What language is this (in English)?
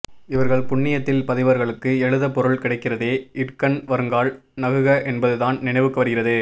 Tamil